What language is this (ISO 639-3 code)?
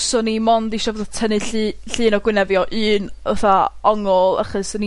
cym